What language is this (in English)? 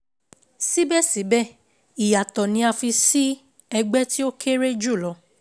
Yoruba